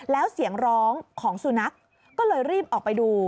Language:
Thai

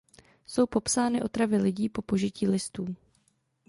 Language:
Czech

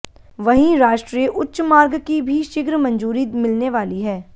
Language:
Hindi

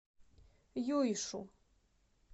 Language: Russian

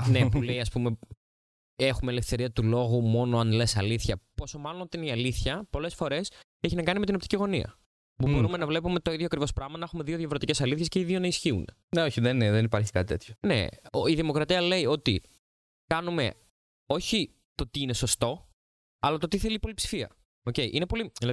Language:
Greek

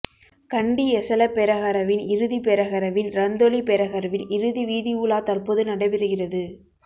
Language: Tamil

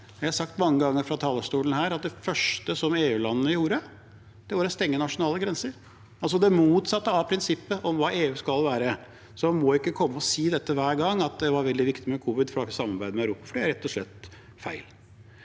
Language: Norwegian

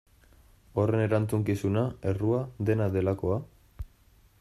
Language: Basque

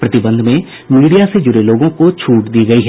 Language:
Hindi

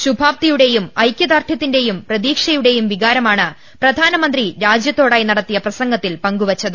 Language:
Malayalam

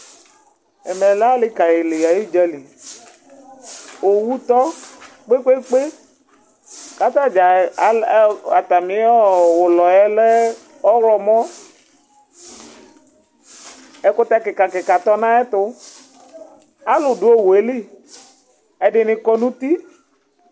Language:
Ikposo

